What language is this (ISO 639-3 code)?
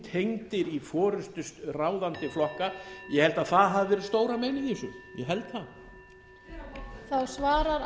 isl